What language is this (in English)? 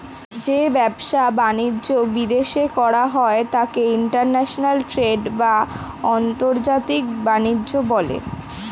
Bangla